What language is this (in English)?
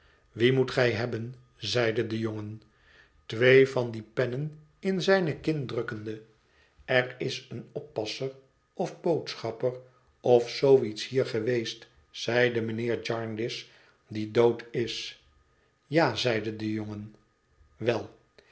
Dutch